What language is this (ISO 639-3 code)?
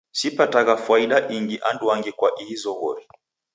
dav